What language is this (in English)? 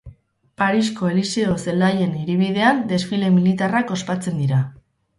Basque